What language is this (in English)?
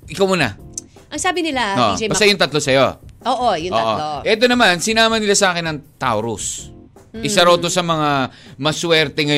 Filipino